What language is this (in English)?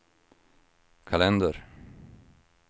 Swedish